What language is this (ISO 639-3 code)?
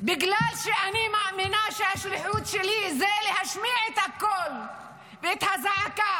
heb